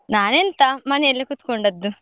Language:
Kannada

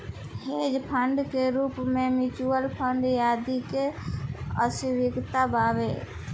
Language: Bhojpuri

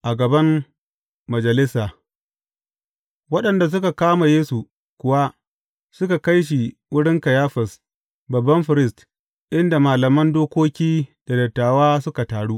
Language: Hausa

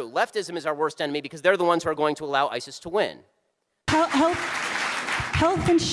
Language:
English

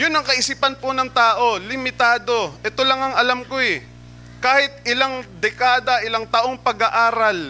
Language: Filipino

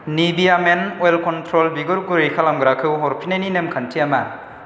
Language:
Bodo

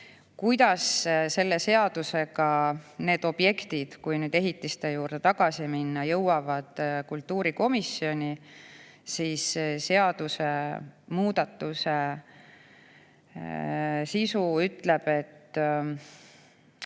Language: Estonian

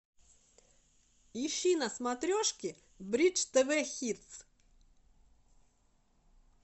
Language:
Russian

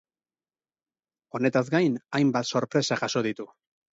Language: Basque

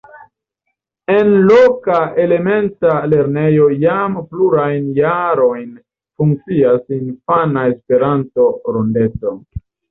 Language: Esperanto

